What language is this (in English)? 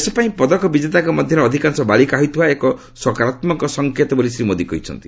Odia